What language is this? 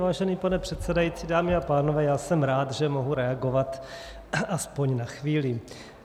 Czech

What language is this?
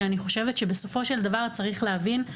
Hebrew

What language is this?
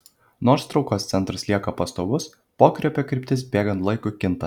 Lithuanian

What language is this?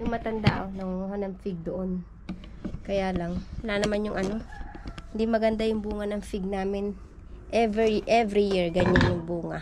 Filipino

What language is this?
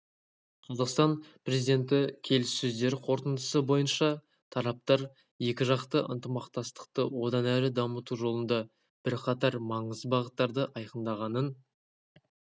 Kazakh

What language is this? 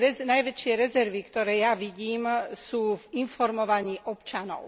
Slovak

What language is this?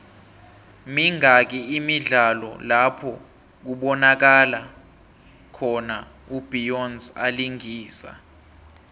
South Ndebele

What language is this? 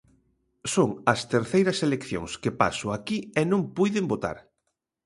Galician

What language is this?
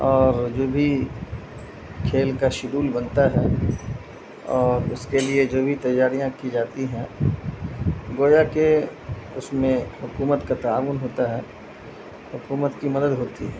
Urdu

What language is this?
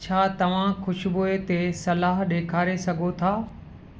Sindhi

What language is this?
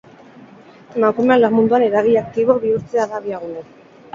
Basque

